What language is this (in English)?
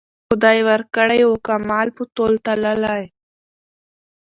Pashto